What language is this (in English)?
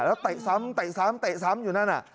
Thai